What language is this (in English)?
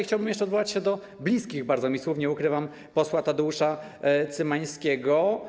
Polish